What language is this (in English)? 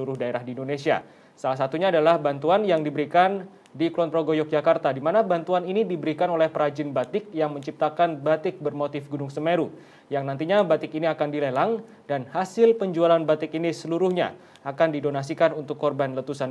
Indonesian